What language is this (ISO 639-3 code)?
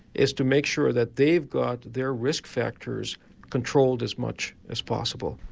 eng